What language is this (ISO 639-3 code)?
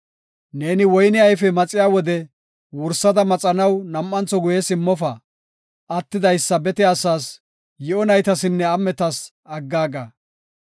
gof